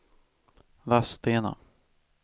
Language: Swedish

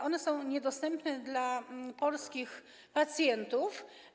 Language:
Polish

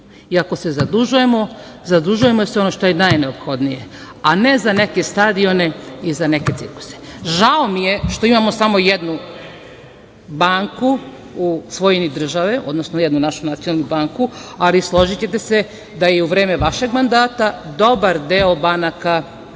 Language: Serbian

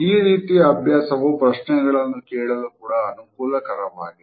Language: Kannada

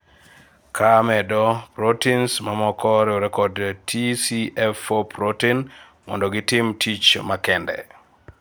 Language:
Luo (Kenya and Tanzania)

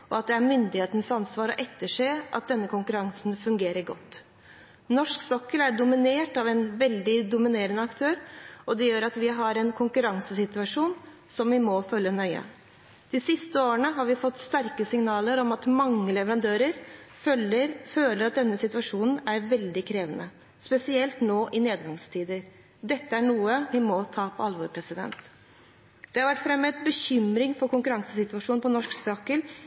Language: Norwegian Bokmål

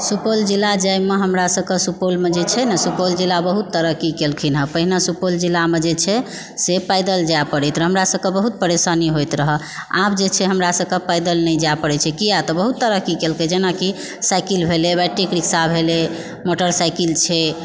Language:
Maithili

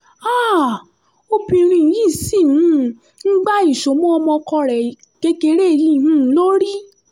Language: Yoruba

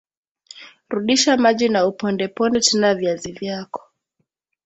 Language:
Swahili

